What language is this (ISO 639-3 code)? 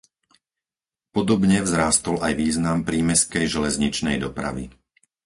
slk